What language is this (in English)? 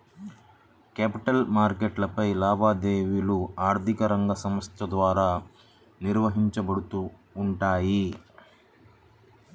Telugu